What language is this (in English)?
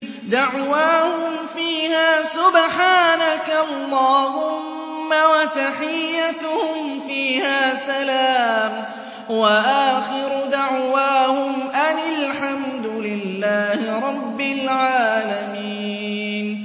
Arabic